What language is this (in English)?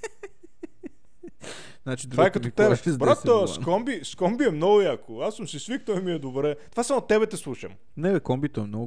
Bulgarian